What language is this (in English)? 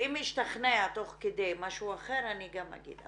Hebrew